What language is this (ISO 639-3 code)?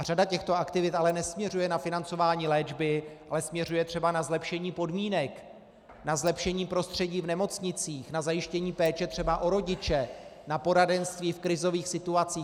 ces